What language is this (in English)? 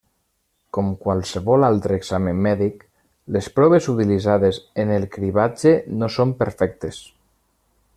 Catalan